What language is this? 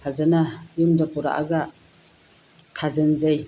Manipuri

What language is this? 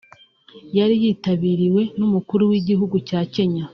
Kinyarwanda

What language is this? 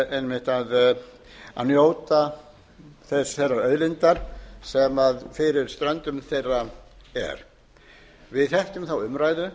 Icelandic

